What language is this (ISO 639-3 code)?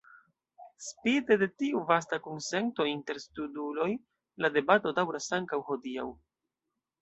epo